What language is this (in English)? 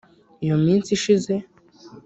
Kinyarwanda